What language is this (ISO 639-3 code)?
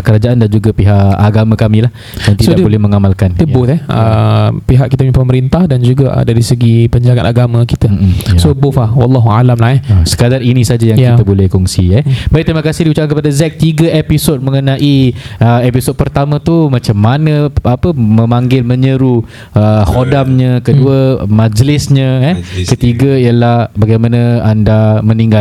msa